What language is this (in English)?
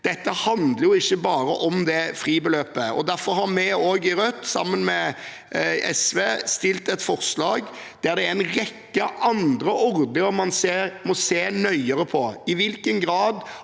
Norwegian